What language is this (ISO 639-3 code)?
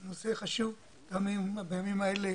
heb